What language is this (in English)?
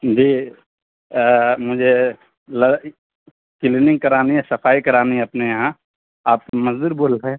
Urdu